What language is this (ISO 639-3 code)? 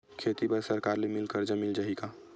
hne